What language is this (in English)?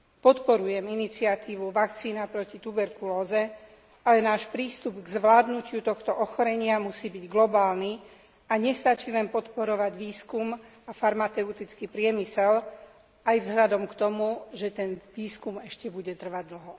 Slovak